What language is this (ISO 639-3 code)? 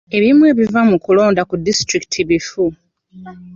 lug